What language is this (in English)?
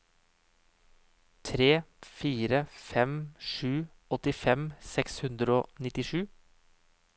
Norwegian